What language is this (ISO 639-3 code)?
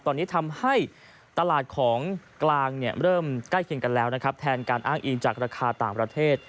tha